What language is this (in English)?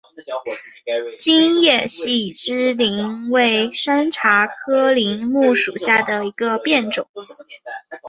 Chinese